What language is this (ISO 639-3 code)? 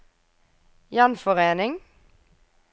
nor